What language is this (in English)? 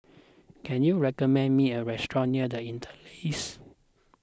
English